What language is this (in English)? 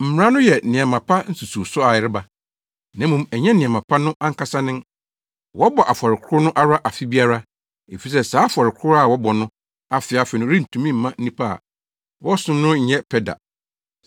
Akan